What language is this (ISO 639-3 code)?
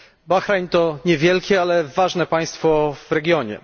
pol